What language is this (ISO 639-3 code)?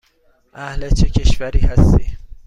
fas